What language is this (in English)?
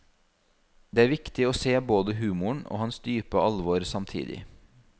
Norwegian